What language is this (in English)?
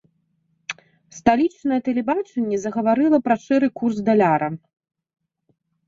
Belarusian